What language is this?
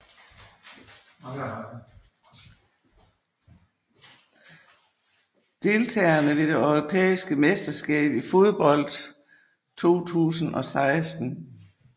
Danish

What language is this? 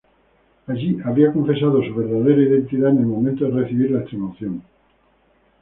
Spanish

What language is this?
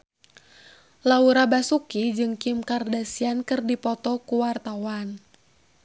Sundanese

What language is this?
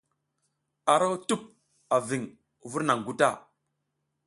South Giziga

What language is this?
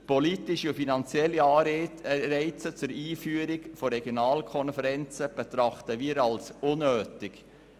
Swiss German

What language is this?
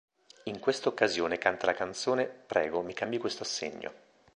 Italian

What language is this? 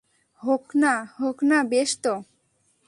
Bangla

